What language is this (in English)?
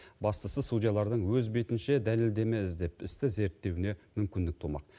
Kazakh